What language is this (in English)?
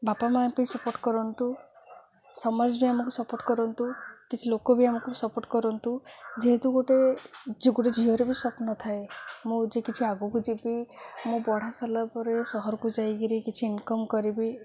Odia